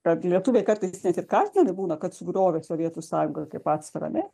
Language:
Lithuanian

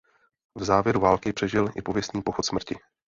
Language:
Czech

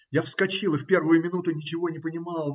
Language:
Russian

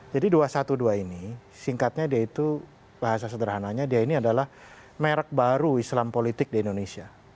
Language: Indonesian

